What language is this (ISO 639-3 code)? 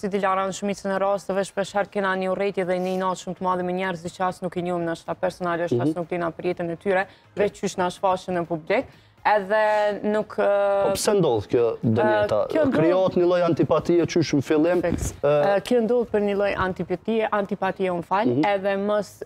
ron